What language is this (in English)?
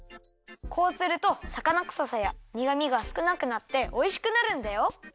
Japanese